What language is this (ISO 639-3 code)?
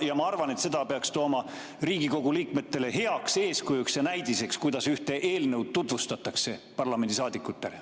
est